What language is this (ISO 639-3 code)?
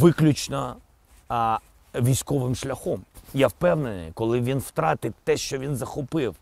ukr